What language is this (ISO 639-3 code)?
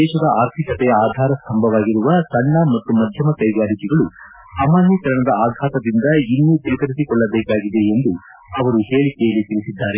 kan